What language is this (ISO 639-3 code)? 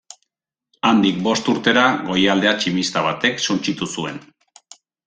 eus